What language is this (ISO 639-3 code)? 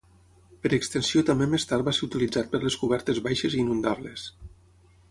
cat